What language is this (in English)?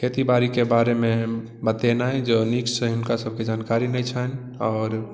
Maithili